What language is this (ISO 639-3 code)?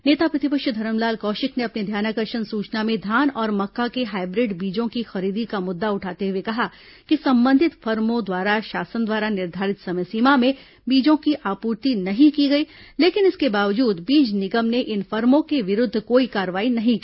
hin